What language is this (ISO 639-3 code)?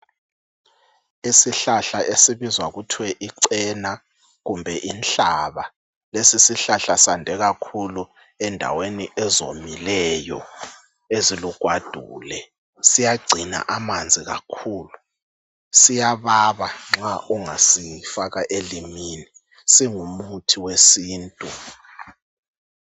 nde